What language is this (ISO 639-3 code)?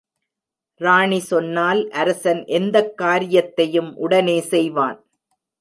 tam